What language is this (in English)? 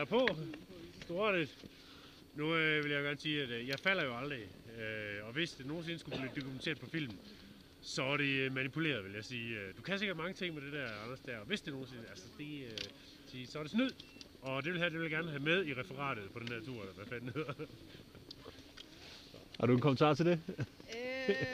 Danish